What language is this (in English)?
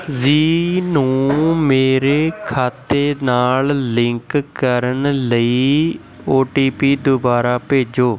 Punjabi